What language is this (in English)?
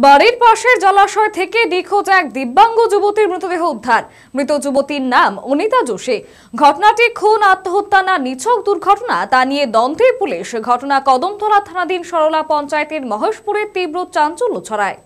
Bangla